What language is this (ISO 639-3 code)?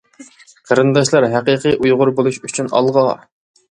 uig